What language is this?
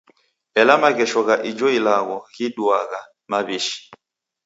Taita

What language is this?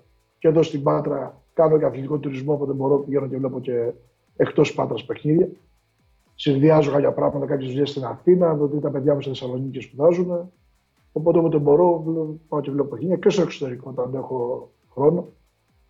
Greek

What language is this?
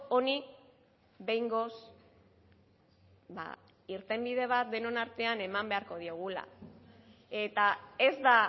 Basque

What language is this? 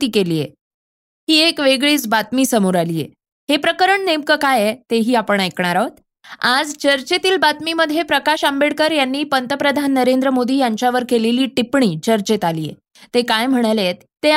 Marathi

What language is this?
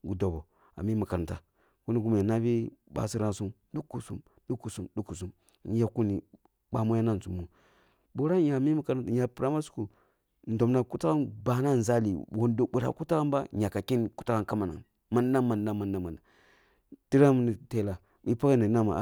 Kulung (Nigeria)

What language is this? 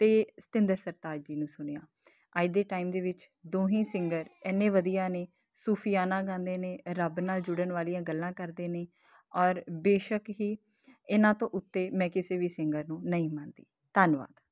Punjabi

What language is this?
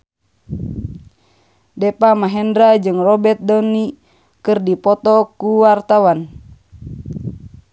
Sundanese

